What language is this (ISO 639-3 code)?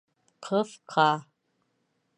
bak